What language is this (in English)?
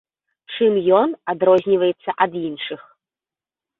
Belarusian